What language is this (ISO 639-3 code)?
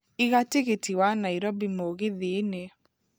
kik